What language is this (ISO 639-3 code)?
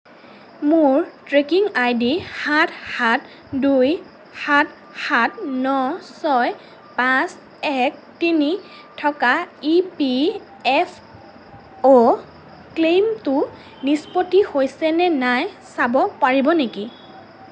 asm